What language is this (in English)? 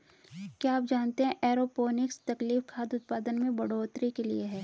Hindi